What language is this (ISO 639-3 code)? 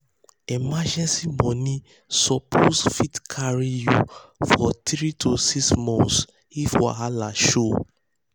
pcm